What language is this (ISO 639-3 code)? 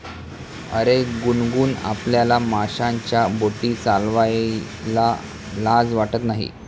mar